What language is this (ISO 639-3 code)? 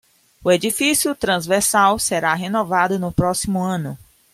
por